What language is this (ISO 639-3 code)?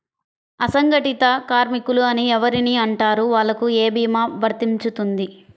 tel